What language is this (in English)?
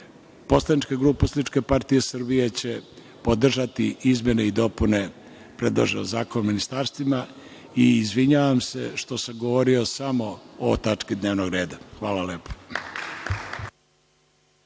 Serbian